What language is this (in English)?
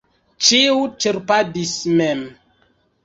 Esperanto